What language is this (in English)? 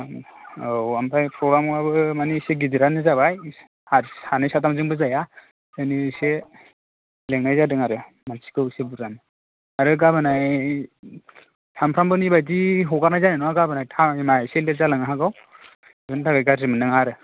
Bodo